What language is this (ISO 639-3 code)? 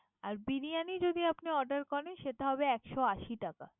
ben